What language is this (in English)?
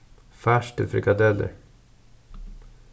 Faroese